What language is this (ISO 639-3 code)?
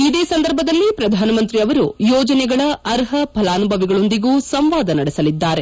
kan